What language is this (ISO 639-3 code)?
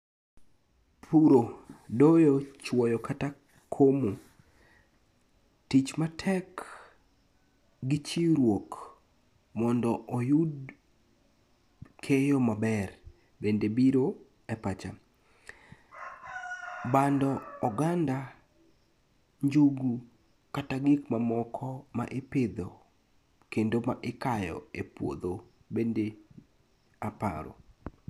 luo